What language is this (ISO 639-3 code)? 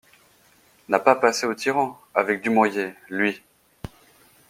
fra